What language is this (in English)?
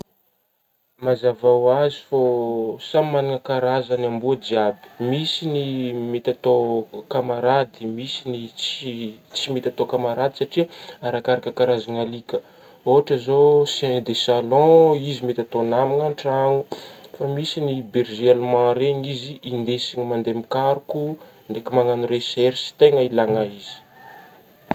Northern Betsimisaraka Malagasy